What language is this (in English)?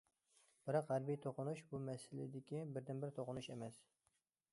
Uyghur